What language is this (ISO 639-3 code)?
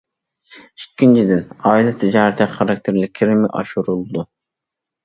uig